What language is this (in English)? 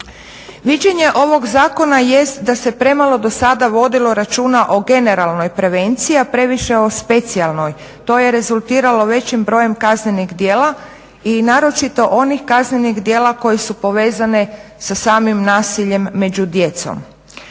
Croatian